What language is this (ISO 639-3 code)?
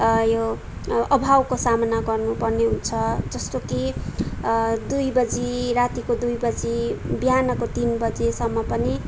nep